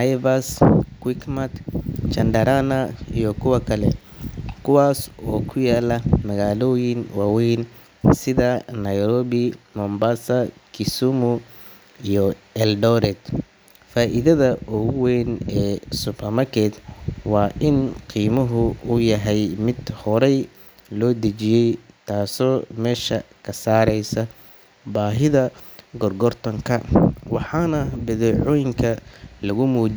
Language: Somali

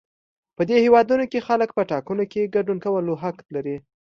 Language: Pashto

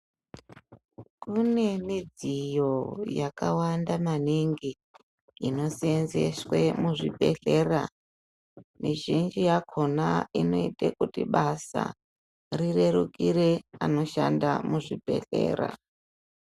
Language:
Ndau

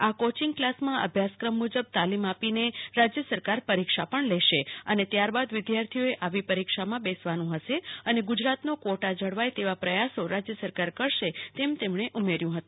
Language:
Gujarati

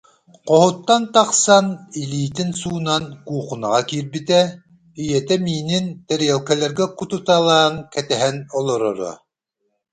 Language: Yakut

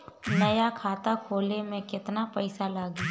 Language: Bhojpuri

